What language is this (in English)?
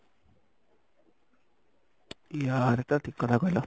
Odia